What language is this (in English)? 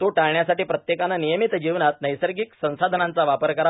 Marathi